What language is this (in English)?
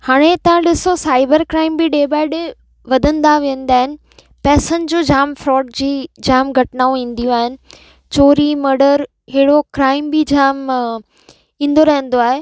Sindhi